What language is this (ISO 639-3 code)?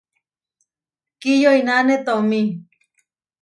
var